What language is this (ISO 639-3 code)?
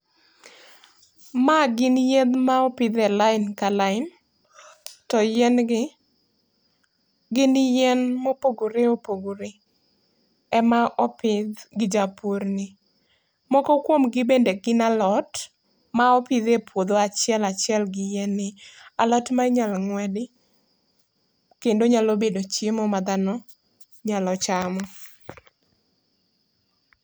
luo